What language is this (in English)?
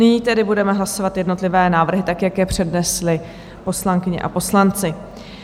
Czech